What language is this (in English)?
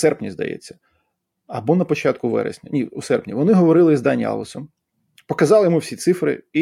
Ukrainian